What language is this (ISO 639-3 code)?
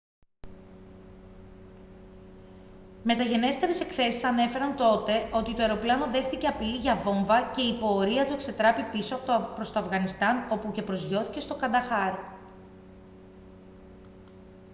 ell